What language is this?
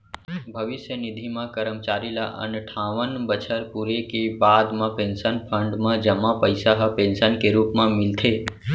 Chhattisgarhi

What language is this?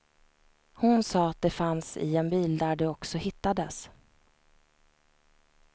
Swedish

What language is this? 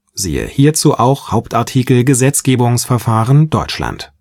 German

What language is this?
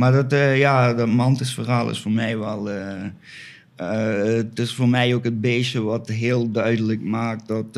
Dutch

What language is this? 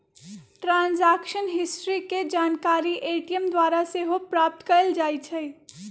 Magahi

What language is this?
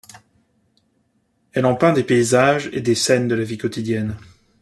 French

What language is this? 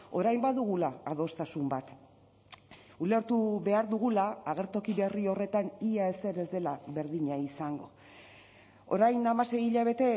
Basque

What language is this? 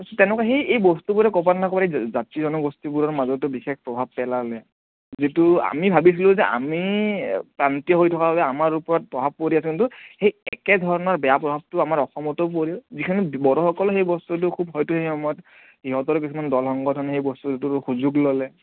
Assamese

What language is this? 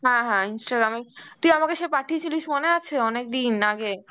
Bangla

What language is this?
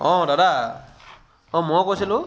Assamese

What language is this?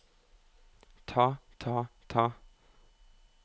Norwegian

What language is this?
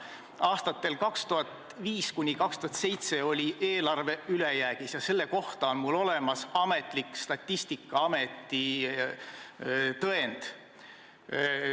Estonian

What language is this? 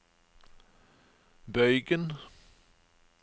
Norwegian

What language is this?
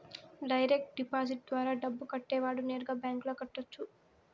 Telugu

